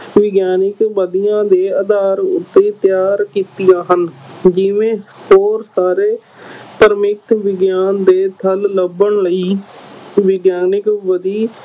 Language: Punjabi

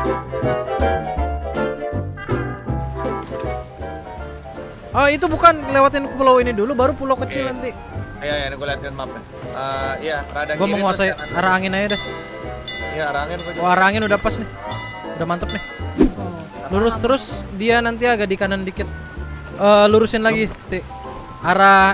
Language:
Indonesian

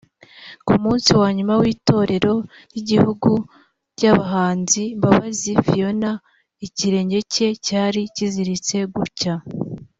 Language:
Kinyarwanda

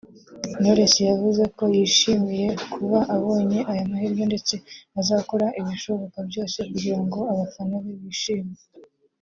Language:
Kinyarwanda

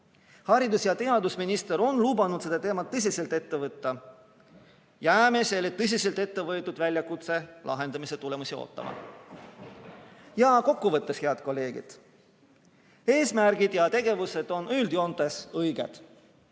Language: Estonian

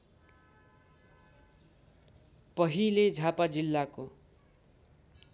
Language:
Nepali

